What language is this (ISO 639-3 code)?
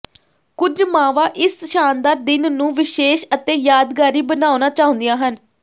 pan